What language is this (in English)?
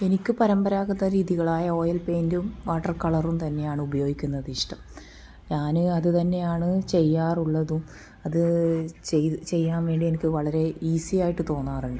Malayalam